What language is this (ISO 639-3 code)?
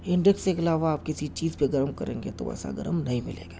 urd